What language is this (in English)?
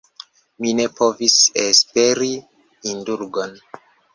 Esperanto